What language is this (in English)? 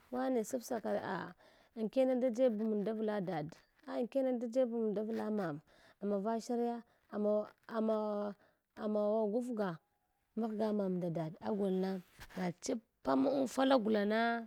Hwana